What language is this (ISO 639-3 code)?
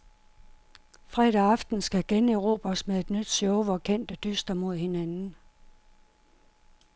dan